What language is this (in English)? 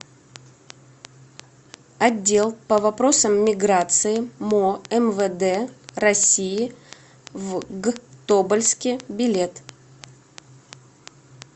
Russian